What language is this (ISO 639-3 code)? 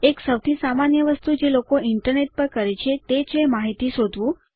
guj